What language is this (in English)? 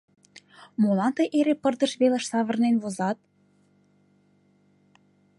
Mari